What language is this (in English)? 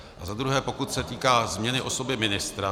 Czech